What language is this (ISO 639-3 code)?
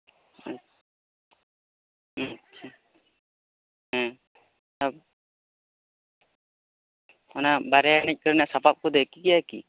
sat